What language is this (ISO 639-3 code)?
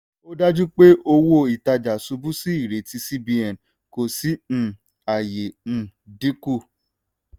yor